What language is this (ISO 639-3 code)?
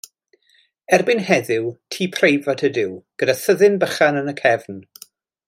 cym